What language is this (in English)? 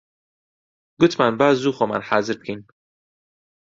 Central Kurdish